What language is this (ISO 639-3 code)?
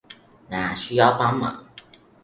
zho